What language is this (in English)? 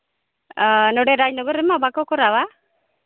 Santali